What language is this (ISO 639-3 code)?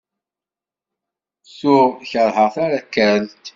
kab